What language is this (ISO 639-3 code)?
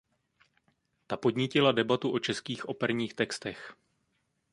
ces